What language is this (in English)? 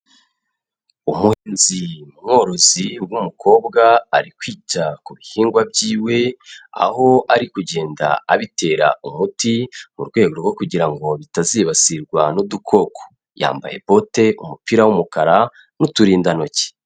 Kinyarwanda